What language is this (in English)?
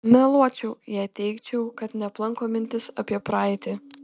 Lithuanian